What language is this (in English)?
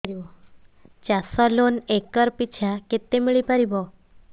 Odia